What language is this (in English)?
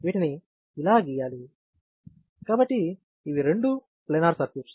Telugu